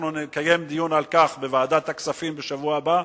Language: Hebrew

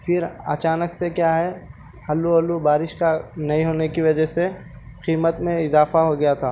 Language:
Urdu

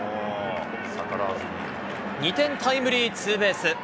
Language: Japanese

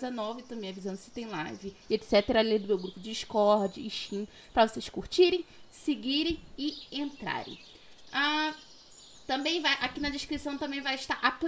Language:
Portuguese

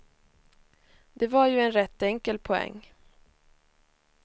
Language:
Swedish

